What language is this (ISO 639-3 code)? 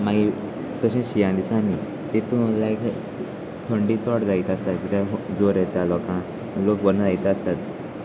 kok